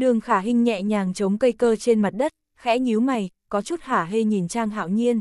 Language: Vietnamese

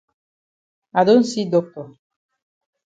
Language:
Cameroon Pidgin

